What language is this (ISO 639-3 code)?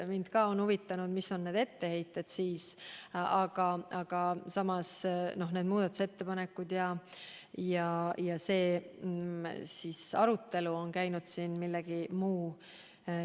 est